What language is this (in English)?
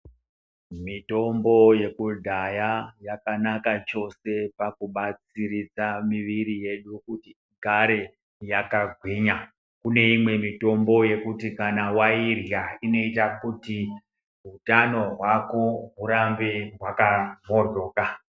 Ndau